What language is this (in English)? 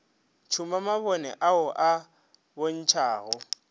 Northern Sotho